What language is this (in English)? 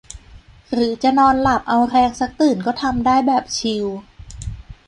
Thai